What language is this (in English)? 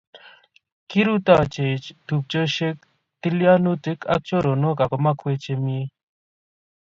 Kalenjin